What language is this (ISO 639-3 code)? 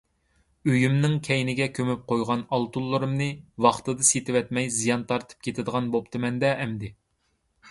uig